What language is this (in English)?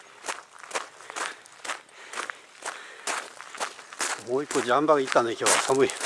Japanese